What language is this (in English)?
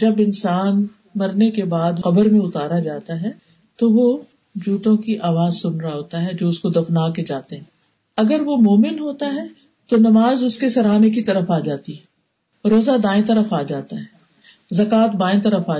Urdu